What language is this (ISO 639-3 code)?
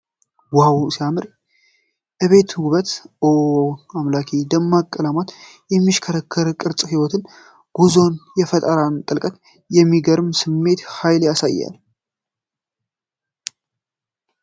amh